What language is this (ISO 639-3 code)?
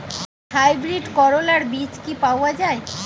ben